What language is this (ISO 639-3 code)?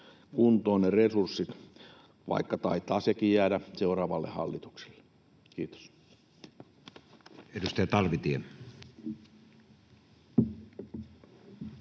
fin